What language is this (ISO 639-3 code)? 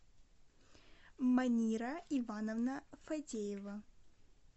rus